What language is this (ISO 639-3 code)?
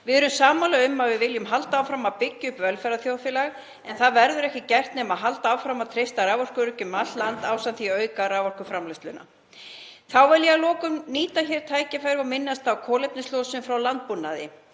isl